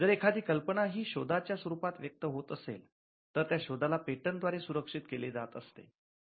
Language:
Marathi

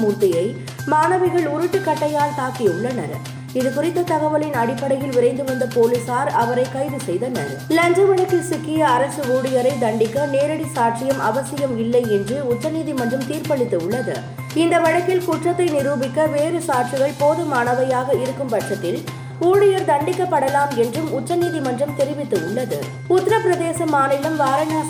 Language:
Tamil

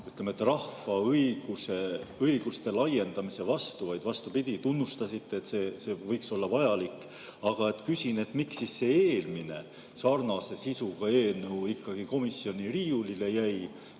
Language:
Estonian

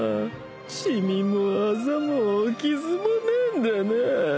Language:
Japanese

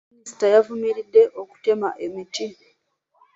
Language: Ganda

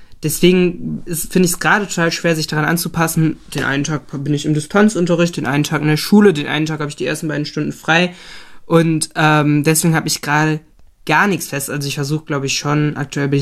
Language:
German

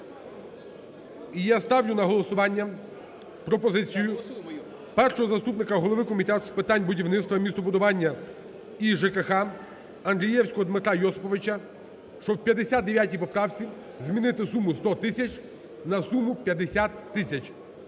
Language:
Ukrainian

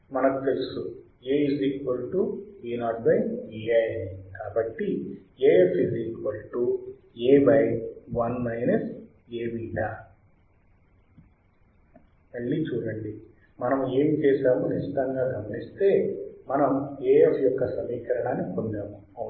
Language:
Telugu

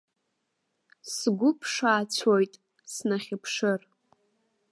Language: Abkhazian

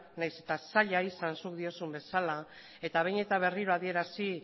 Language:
Basque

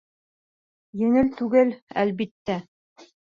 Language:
Bashkir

